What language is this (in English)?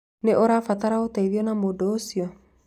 Kikuyu